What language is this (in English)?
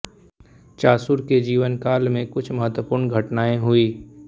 Hindi